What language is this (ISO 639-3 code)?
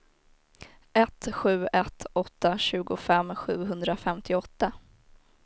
swe